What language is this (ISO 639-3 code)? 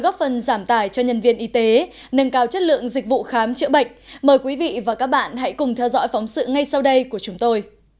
vie